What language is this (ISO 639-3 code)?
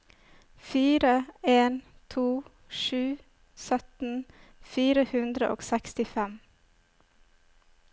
nor